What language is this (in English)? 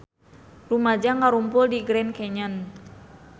Sundanese